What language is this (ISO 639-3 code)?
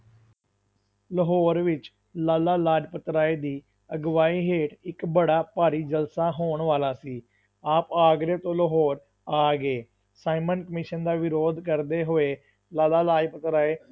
pan